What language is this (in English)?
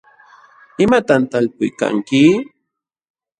Jauja Wanca Quechua